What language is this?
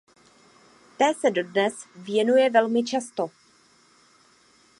Czech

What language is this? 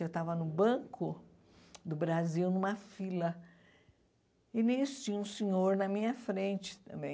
Portuguese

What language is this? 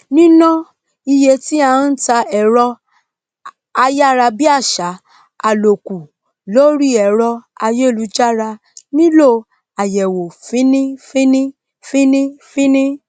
Yoruba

